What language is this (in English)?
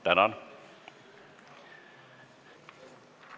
Estonian